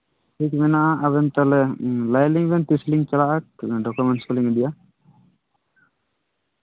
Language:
Santali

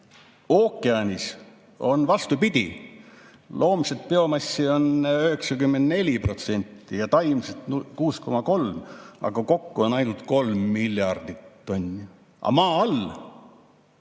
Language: Estonian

